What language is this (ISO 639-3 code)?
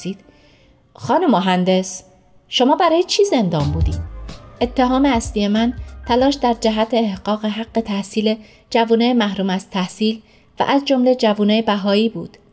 fas